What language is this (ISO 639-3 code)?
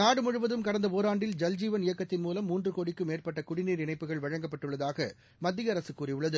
tam